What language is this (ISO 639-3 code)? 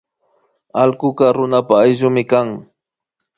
qvi